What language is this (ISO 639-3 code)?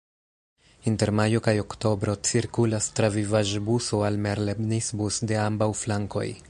epo